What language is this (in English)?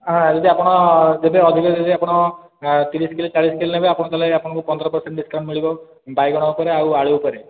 Odia